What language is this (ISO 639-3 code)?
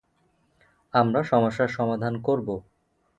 ben